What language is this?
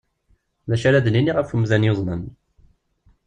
Kabyle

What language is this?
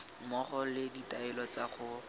Tswana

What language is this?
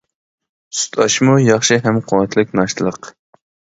Uyghur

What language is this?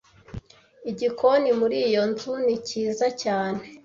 Kinyarwanda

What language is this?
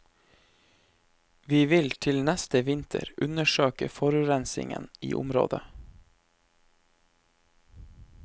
Norwegian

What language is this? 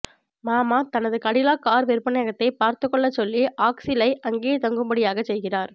Tamil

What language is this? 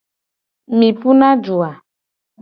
Gen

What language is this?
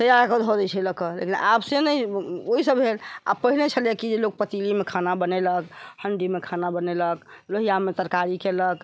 Maithili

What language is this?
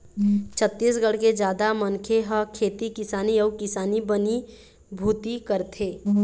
Chhattisgarhi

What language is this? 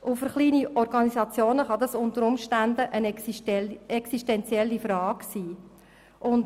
Swiss German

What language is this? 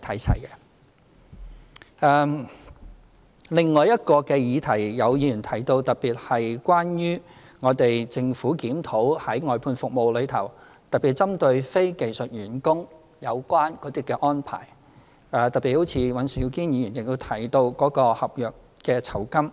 Cantonese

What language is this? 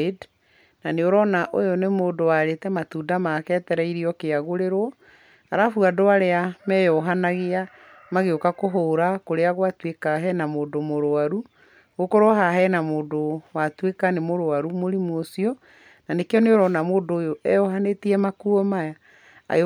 Kikuyu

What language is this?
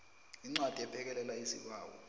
South Ndebele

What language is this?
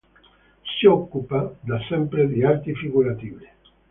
Italian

